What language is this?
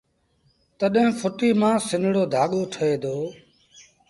Sindhi Bhil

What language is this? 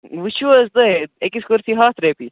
Kashmiri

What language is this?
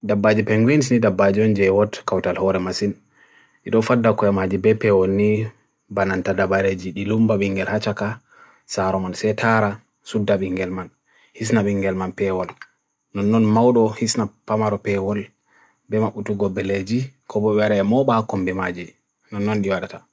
Bagirmi Fulfulde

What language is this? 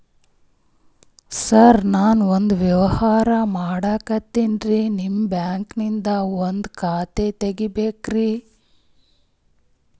Kannada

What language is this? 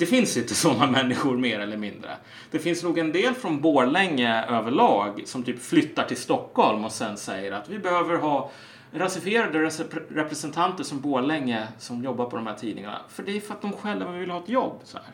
Swedish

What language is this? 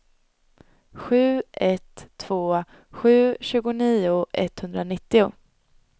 Swedish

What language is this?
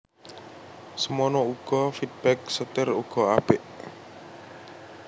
Javanese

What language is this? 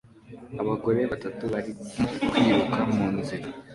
Kinyarwanda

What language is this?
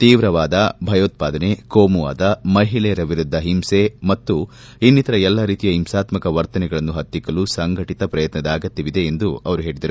Kannada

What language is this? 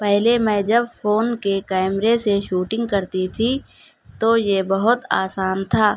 Urdu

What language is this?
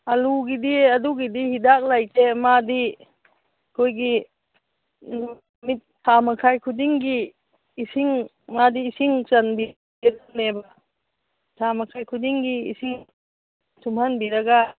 Manipuri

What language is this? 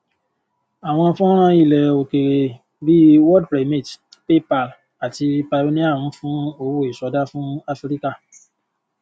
Yoruba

